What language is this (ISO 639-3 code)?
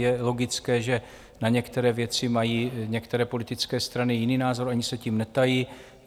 ces